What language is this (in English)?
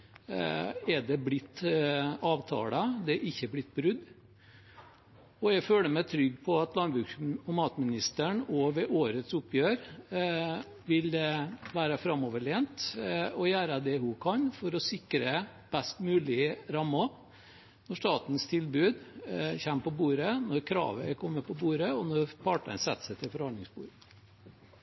Norwegian Bokmål